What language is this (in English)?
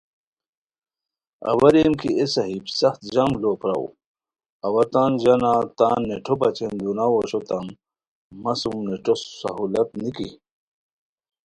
Khowar